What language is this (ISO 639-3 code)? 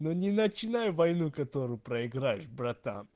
rus